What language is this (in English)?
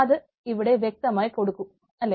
Malayalam